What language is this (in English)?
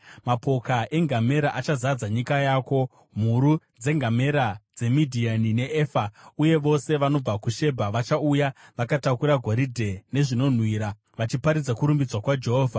Shona